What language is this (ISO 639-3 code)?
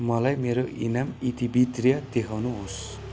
nep